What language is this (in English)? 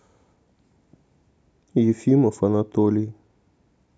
Russian